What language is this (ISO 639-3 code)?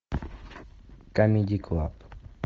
rus